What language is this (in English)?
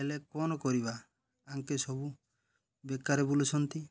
Odia